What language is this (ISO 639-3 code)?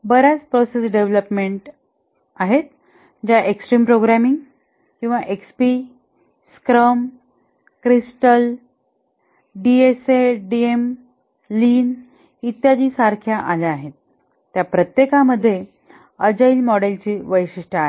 mar